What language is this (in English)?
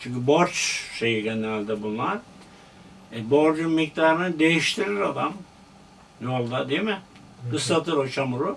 Turkish